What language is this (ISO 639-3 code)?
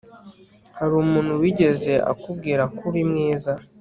kin